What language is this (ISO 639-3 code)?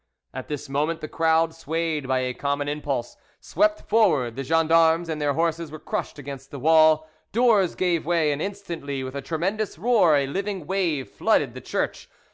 eng